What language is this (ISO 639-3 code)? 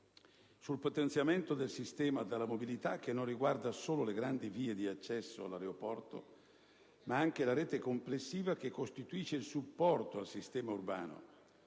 ita